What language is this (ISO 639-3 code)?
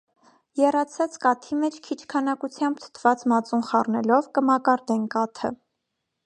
hye